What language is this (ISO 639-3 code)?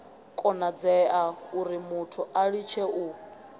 ven